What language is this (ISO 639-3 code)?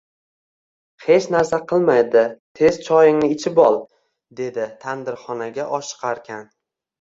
uzb